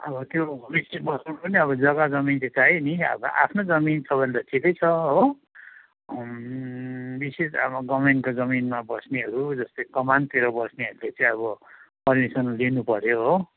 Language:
Nepali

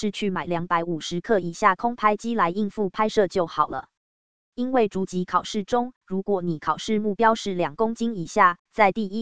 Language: Chinese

